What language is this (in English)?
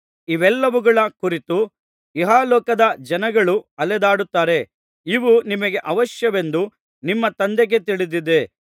Kannada